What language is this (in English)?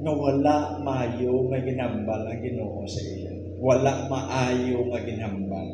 Filipino